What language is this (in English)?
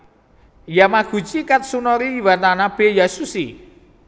Javanese